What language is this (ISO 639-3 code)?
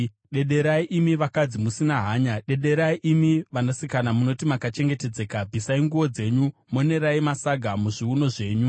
sna